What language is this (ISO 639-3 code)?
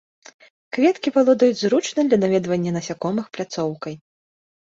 bel